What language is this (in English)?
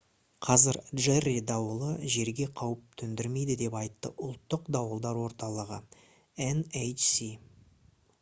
Kazakh